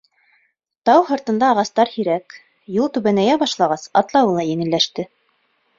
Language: Bashkir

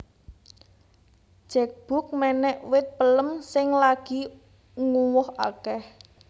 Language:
Javanese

